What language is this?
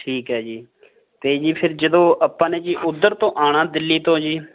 Punjabi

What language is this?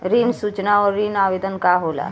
Bhojpuri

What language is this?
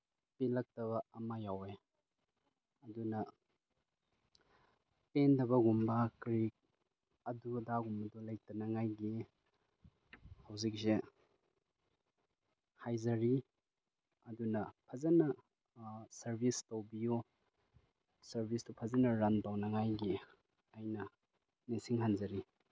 Manipuri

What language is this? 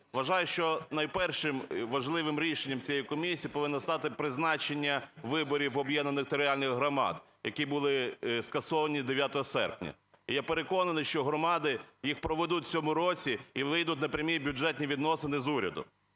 Ukrainian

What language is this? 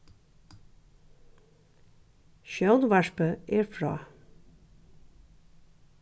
Faroese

